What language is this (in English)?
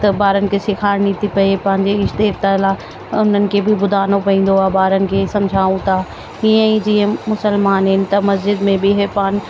Sindhi